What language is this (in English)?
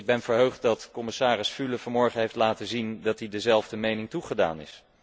Dutch